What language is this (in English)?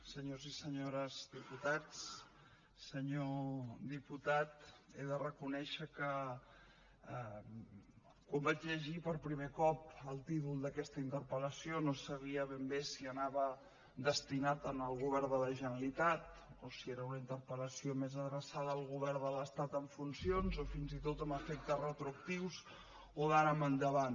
Catalan